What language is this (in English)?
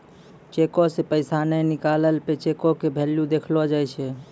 Maithili